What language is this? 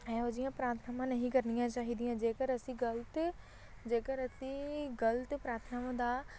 Punjabi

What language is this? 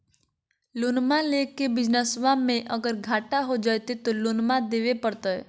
Magahi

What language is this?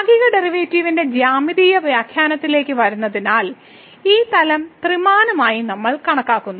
Malayalam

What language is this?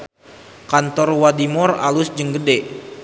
Sundanese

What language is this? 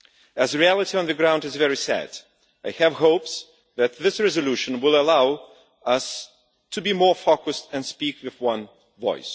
English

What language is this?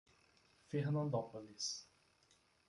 Portuguese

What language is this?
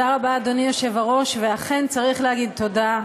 Hebrew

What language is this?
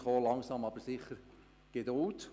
Swiss German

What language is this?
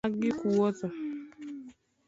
Luo (Kenya and Tanzania)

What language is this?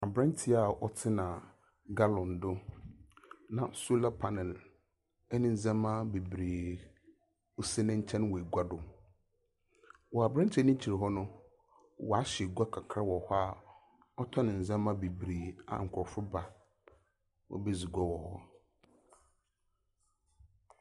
Akan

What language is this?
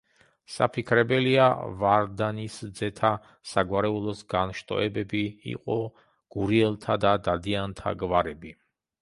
Georgian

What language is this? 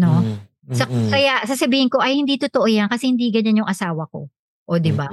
Filipino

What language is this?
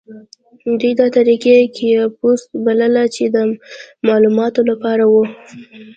Pashto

